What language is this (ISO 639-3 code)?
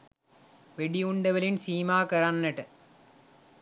sin